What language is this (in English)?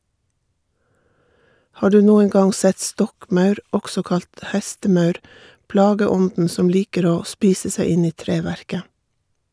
Norwegian